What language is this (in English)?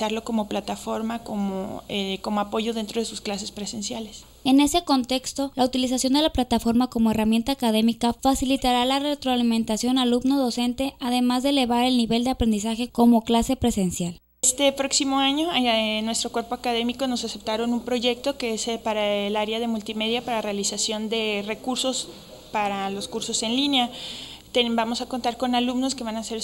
Spanish